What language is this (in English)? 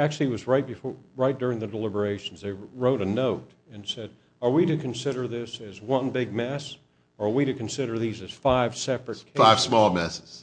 English